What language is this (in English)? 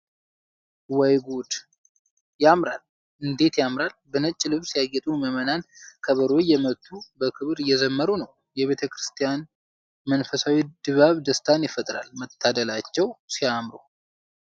Amharic